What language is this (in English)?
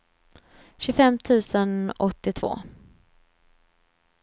Swedish